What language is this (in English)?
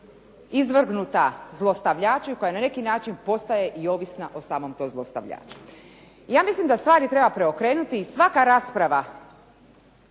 Croatian